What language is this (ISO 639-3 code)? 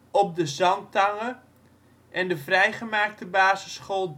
nld